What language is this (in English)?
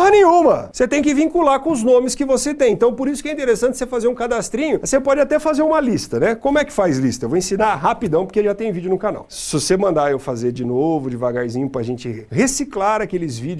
Portuguese